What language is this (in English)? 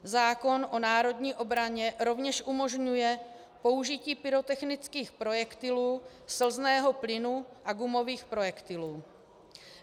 Czech